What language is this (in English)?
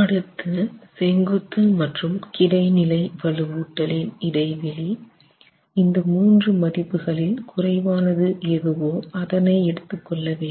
Tamil